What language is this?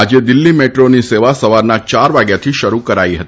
Gujarati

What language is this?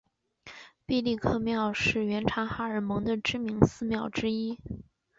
Chinese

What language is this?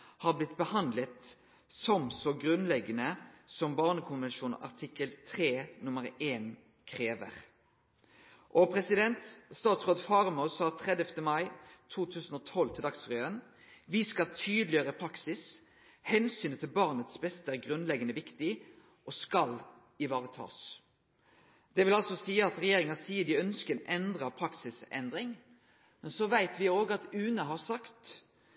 Norwegian Nynorsk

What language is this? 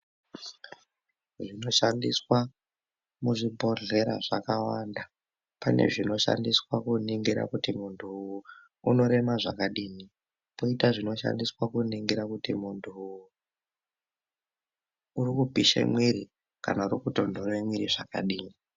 Ndau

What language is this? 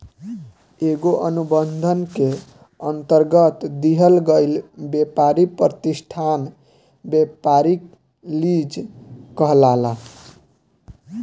Bhojpuri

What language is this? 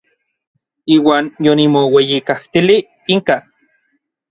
Orizaba Nahuatl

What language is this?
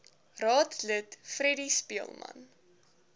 Afrikaans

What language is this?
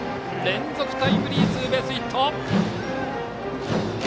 Japanese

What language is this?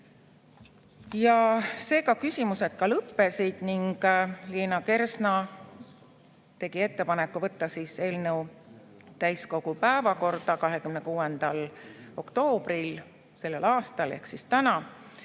Estonian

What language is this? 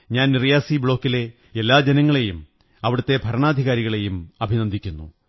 Malayalam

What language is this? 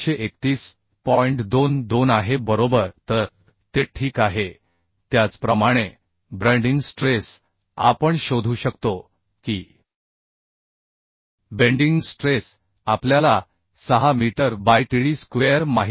Marathi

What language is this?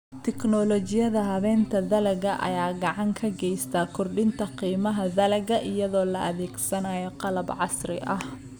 Somali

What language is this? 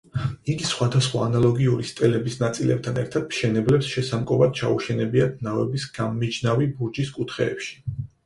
Georgian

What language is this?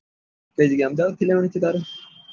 Gujarati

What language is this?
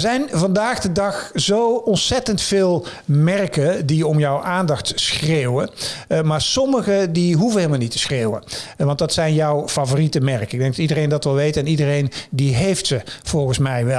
Dutch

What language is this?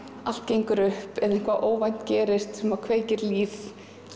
Icelandic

